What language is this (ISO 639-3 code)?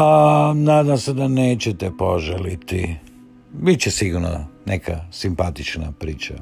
hrv